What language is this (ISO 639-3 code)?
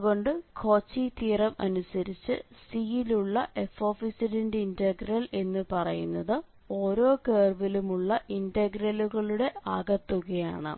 mal